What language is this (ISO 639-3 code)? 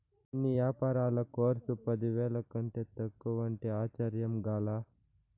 tel